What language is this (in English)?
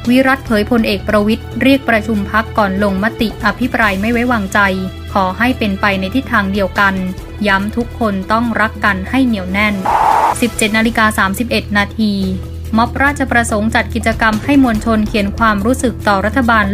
Thai